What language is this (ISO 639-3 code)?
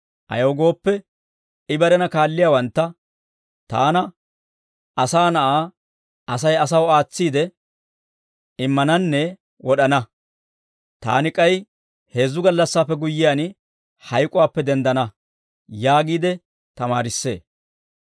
dwr